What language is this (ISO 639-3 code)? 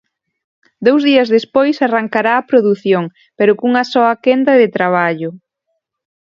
glg